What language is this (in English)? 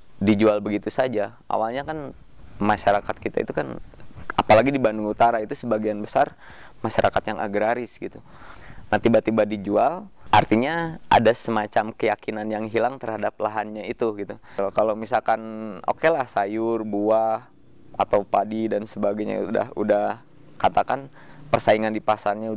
Indonesian